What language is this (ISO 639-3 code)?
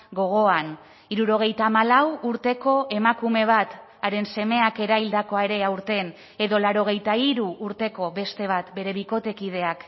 eus